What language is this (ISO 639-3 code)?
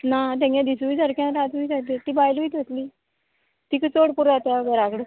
kok